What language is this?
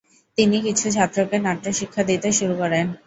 Bangla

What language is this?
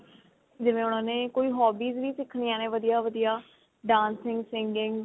Punjabi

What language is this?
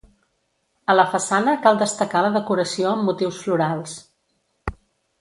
Catalan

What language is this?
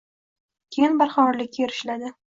Uzbek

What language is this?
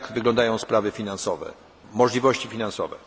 Polish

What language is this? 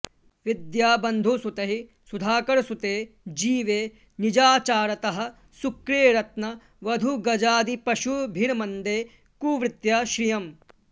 Sanskrit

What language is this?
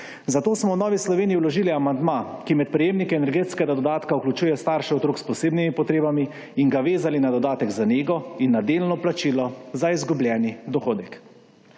Slovenian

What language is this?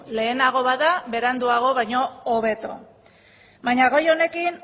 Basque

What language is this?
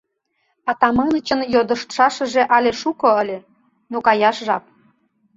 Mari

